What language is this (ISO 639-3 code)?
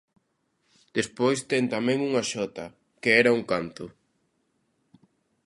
glg